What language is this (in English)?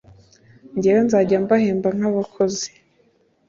Kinyarwanda